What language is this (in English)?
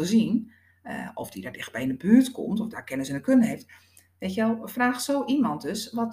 Dutch